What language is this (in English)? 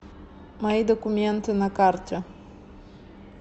Russian